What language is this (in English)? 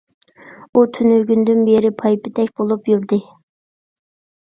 Uyghur